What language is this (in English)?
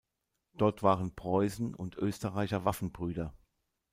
German